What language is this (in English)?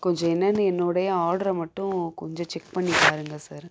Tamil